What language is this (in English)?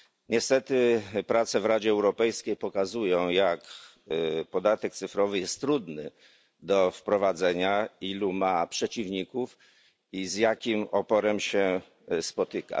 Polish